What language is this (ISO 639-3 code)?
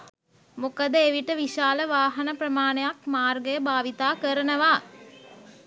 sin